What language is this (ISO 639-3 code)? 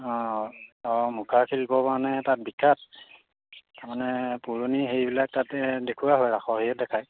asm